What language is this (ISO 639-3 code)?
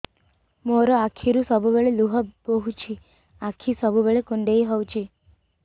ori